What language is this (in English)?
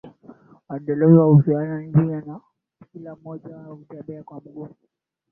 Swahili